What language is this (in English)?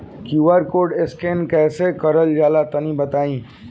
Bhojpuri